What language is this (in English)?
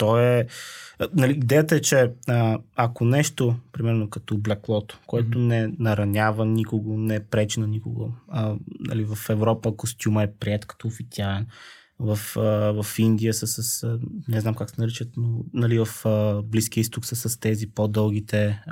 Bulgarian